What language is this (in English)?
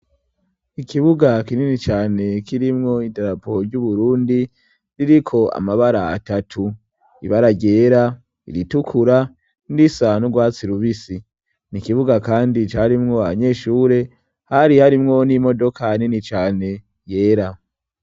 Rundi